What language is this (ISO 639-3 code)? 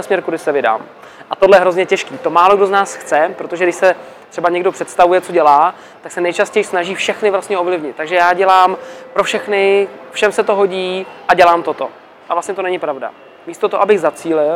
ces